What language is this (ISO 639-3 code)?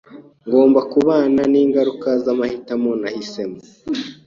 kin